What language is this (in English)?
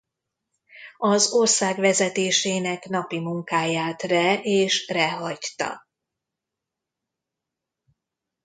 Hungarian